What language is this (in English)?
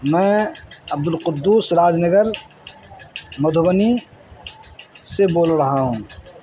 Urdu